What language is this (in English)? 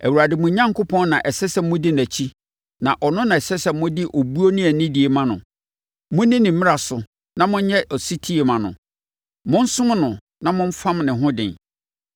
Akan